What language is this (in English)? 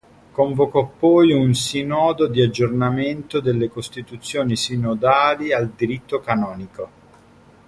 Italian